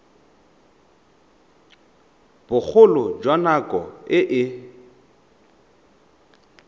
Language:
Tswana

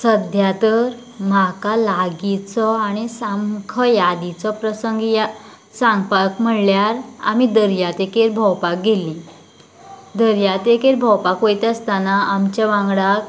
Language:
Konkani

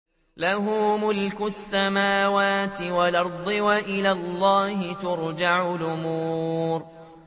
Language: Arabic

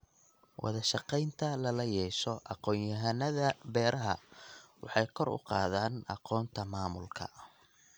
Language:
Somali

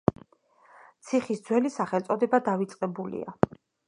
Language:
Georgian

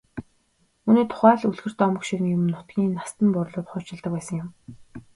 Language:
Mongolian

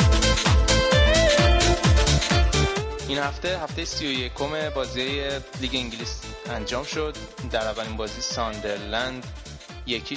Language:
Persian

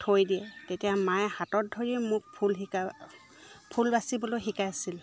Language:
Assamese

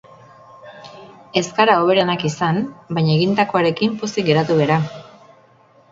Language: Basque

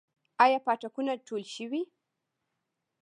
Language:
Pashto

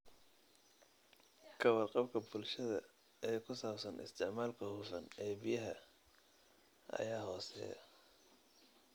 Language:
Somali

